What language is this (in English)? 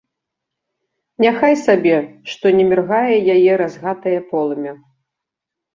Belarusian